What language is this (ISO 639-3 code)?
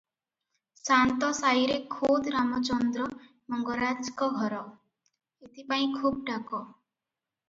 ori